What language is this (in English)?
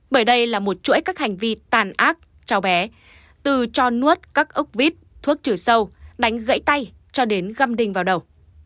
Vietnamese